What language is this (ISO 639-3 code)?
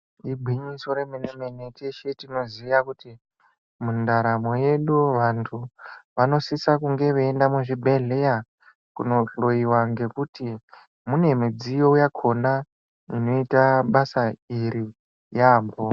ndc